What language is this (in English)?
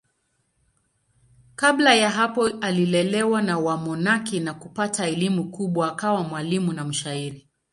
Swahili